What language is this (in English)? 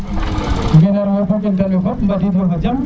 Serer